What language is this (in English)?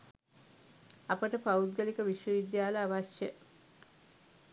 Sinhala